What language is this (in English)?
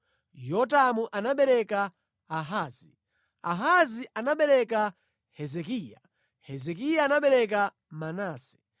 Nyanja